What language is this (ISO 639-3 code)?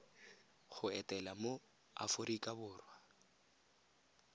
tsn